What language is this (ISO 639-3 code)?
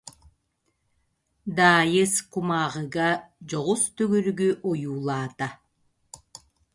sah